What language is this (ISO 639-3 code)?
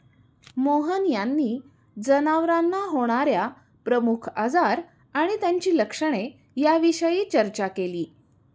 mar